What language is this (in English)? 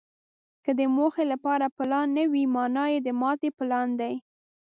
Pashto